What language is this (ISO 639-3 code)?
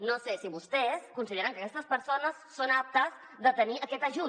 cat